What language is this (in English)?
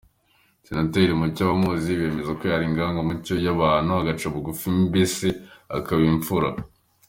Kinyarwanda